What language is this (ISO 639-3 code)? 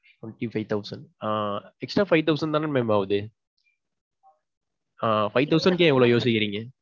tam